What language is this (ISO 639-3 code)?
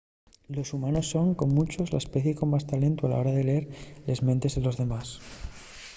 ast